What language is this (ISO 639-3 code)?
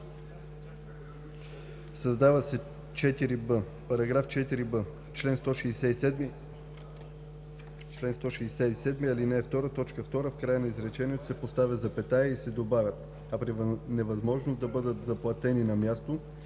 bul